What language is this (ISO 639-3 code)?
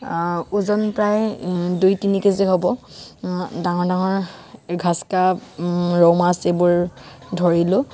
asm